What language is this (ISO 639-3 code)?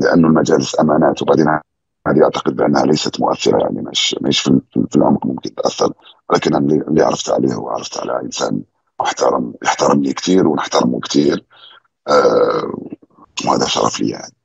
ara